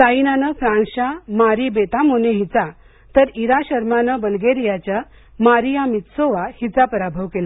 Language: Marathi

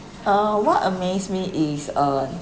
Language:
English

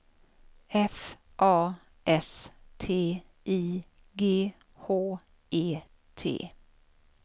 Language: Swedish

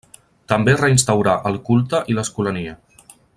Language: Catalan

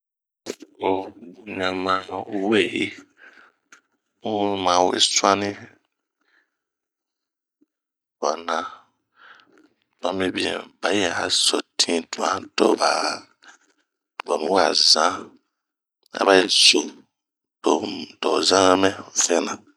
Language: Bomu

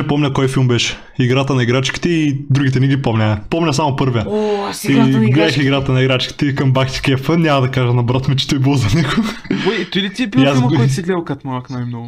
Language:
Bulgarian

